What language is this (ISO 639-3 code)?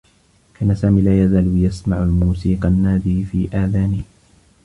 ara